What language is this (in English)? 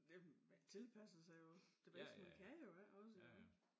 Danish